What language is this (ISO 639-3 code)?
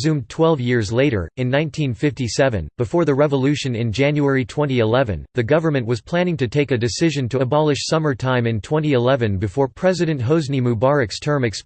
eng